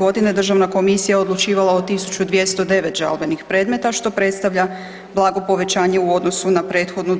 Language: Croatian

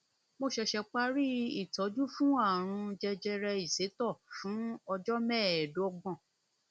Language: Yoruba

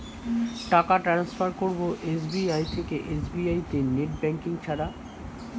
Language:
Bangla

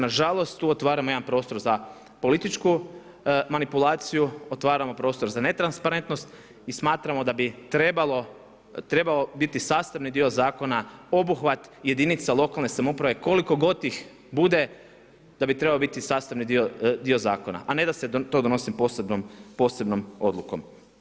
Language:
Croatian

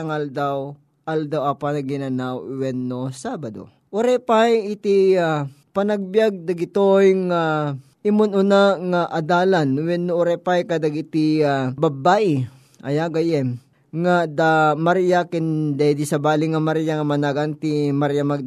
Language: Filipino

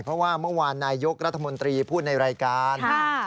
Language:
Thai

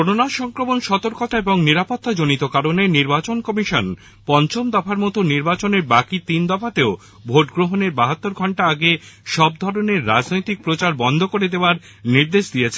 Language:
Bangla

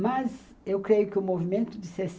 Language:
Portuguese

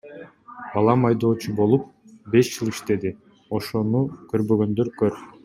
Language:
Kyrgyz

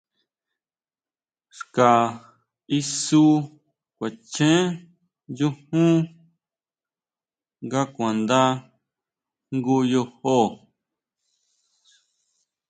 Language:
Huautla Mazatec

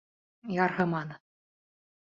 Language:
Bashkir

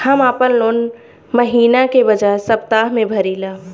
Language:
Bhojpuri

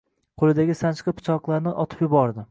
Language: Uzbek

